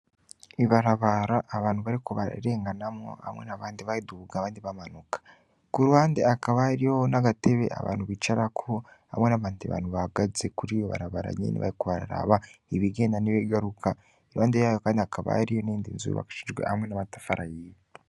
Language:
Rundi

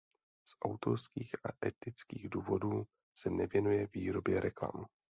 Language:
Czech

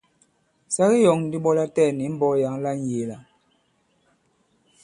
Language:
Bankon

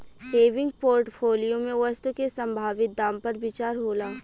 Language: Bhojpuri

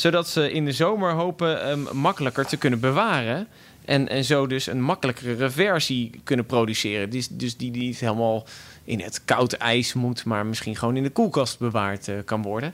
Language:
Dutch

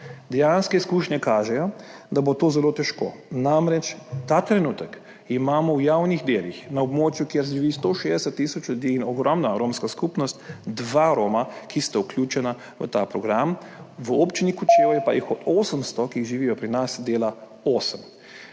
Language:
Slovenian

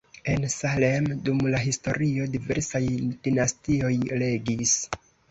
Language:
Esperanto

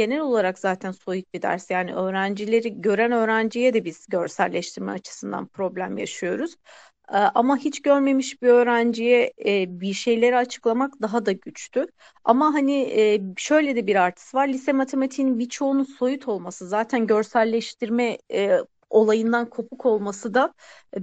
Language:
Turkish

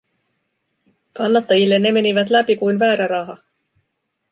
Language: Finnish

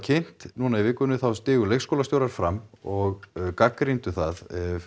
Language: Icelandic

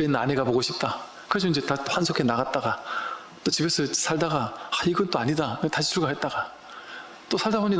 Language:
Korean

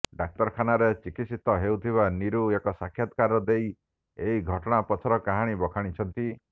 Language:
Odia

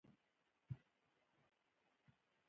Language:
Pashto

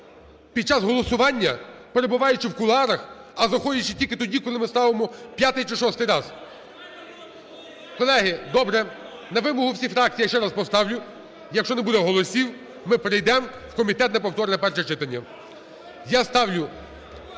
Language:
Ukrainian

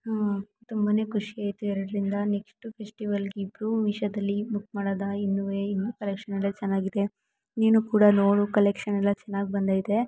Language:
Kannada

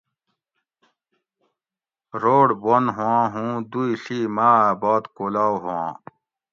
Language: Gawri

